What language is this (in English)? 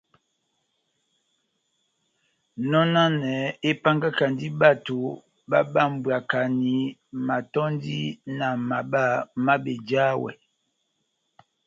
Batanga